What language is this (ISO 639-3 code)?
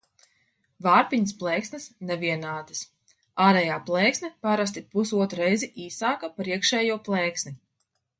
lav